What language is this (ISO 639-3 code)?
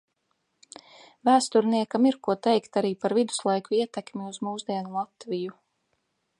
lav